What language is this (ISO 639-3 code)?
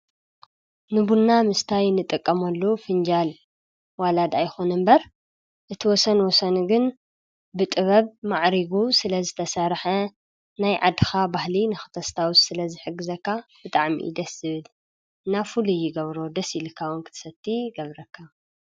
tir